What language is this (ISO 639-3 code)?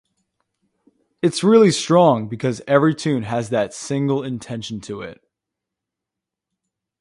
eng